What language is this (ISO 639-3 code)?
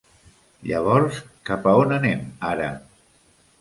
cat